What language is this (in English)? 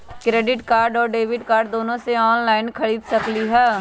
Magahi